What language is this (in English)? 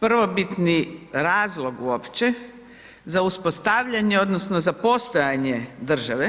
Croatian